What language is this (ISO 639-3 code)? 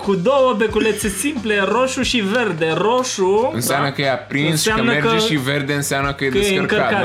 ron